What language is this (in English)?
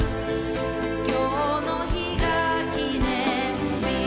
Japanese